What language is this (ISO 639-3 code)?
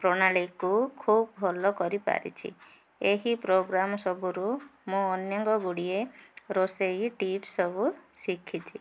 ori